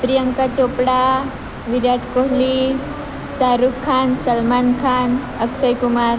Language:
Gujarati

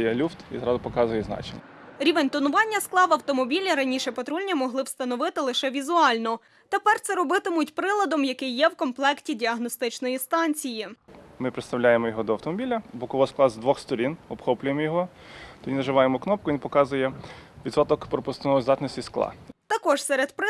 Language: Ukrainian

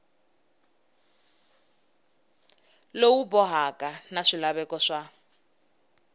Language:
Tsonga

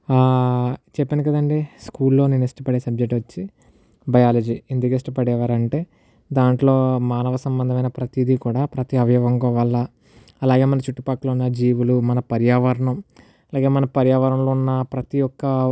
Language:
Telugu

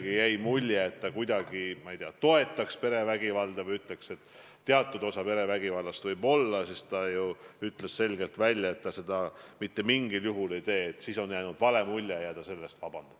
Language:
Estonian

